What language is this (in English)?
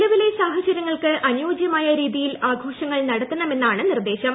Malayalam